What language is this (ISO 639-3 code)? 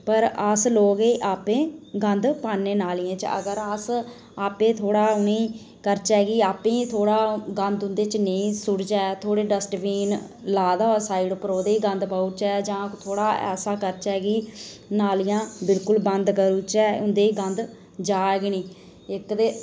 doi